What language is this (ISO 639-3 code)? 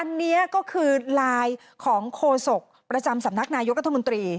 tha